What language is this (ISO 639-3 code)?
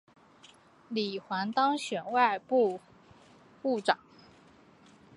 zho